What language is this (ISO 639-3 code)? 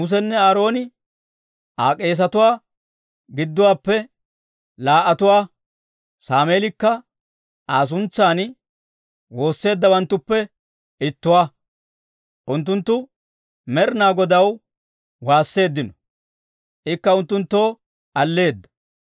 dwr